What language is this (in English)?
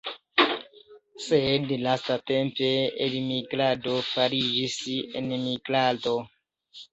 Esperanto